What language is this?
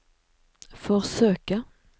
Norwegian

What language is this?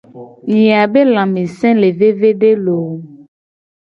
Gen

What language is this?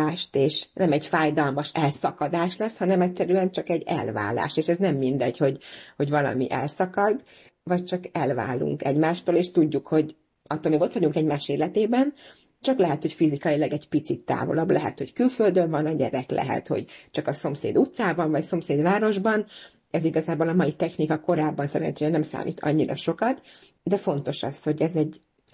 Hungarian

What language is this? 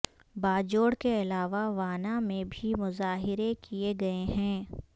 Urdu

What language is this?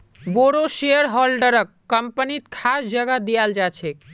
Magahi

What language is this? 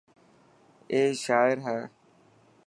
Dhatki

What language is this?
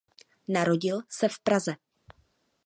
Czech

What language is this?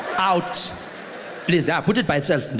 English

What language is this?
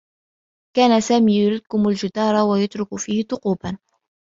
Arabic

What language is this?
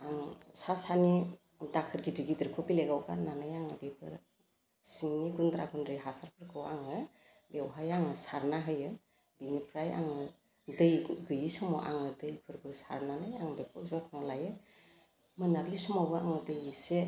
Bodo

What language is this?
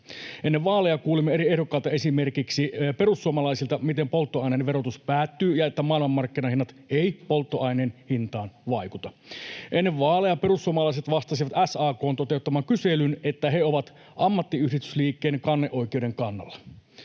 Finnish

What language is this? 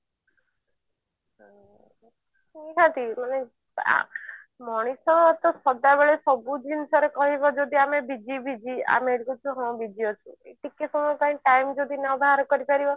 Odia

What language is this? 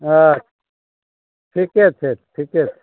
Maithili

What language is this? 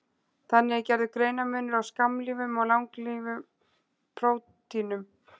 Icelandic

